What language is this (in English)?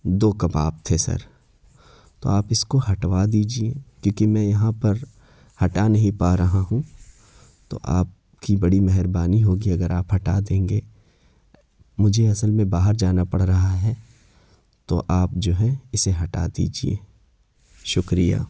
Urdu